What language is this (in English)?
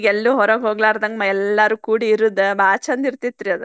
Kannada